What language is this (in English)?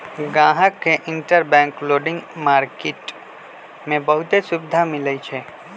Magahi